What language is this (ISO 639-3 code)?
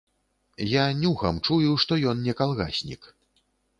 bel